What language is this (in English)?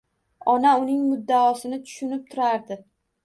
Uzbek